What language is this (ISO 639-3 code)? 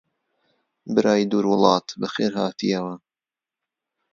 ckb